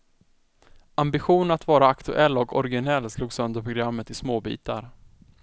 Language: Swedish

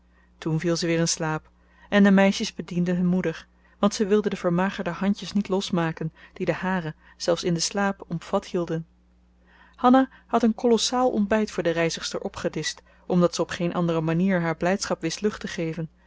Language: Dutch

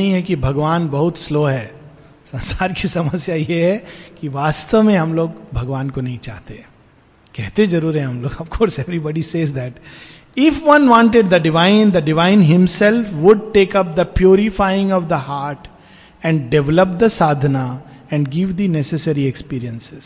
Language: Hindi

